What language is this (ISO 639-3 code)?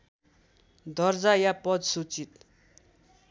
nep